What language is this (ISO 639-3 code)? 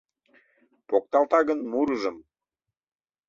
chm